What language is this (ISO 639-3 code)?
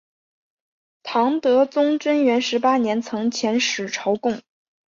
zho